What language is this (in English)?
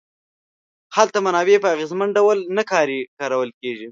Pashto